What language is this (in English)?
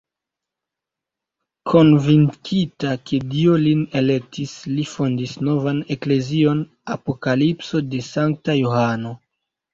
Esperanto